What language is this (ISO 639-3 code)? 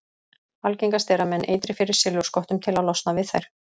isl